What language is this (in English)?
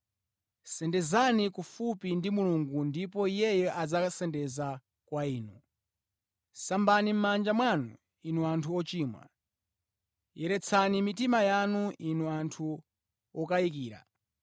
Nyanja